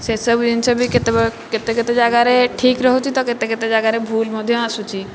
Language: Odia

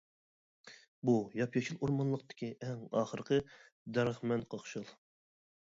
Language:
Uyghur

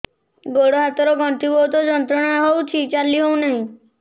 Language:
Odia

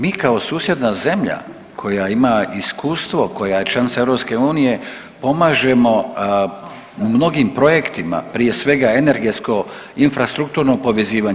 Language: Croatian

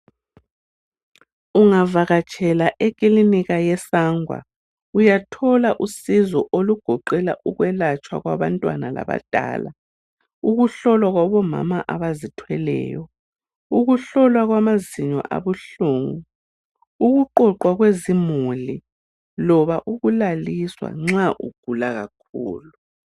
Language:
North Ndebele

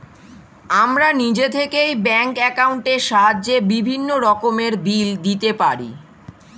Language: Bangla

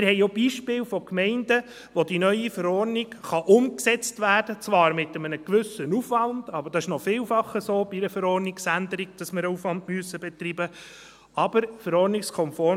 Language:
Swiss German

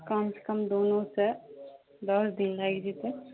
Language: Maithili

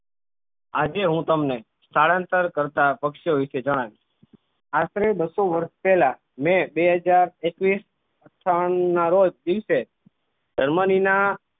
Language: Gujarati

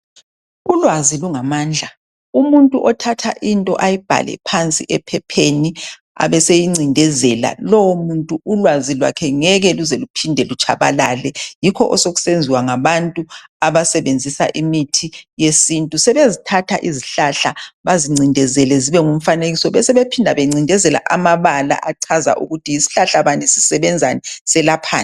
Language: North Ndebele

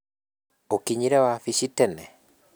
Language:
Kikuyu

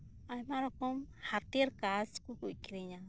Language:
Santali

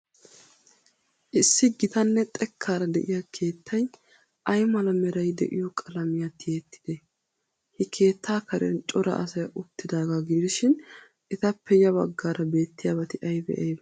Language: Wolaytta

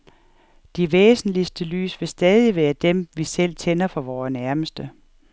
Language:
Danish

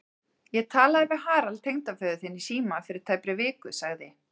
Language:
Icelandic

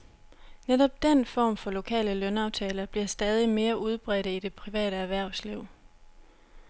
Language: Danish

